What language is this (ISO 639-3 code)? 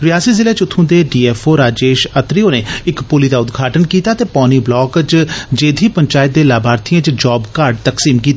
doi